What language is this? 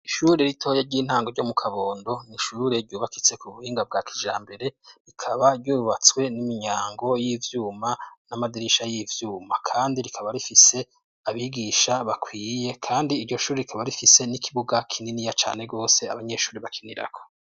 Rundi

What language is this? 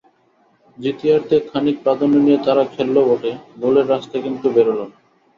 Bangla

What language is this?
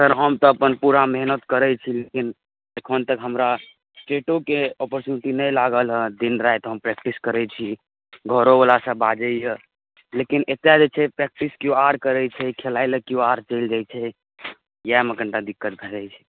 Maithili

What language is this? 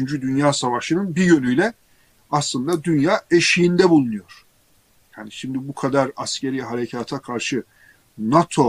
Turkish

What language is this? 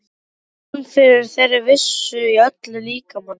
Icelandic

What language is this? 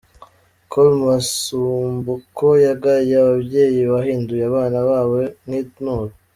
Kinyarwanda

